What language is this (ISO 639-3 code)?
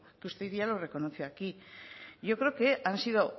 spa